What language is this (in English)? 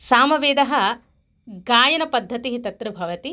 Sanskrit